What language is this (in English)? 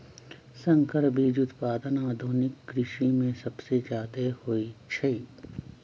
Magahi